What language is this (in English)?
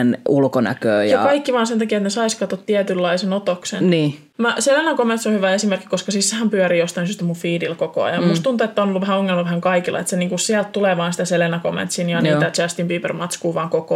Finnish